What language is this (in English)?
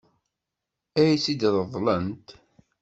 Kabyle